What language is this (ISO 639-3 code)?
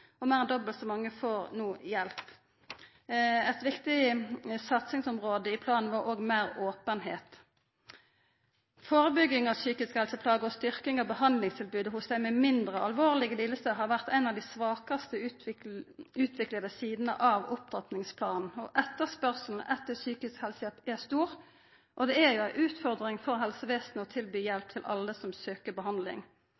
nno